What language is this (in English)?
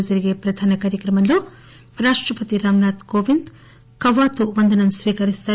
Telugu